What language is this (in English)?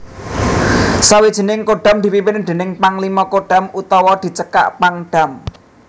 Javanese